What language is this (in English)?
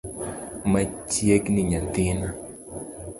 Luo (Kenya and Tanzania)